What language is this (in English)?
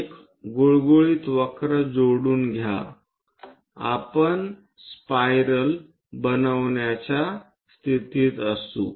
Marathi